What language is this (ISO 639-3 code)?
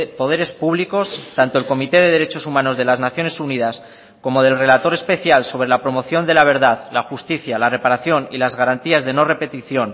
spa